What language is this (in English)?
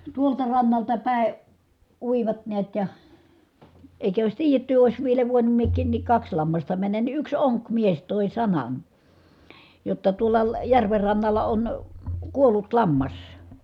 Finnish